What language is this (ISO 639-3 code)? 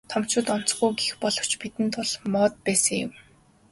mon